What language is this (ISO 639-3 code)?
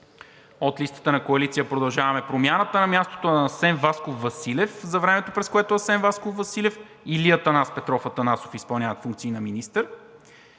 bul